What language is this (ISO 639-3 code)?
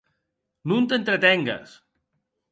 oci